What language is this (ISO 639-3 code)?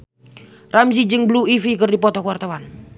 sun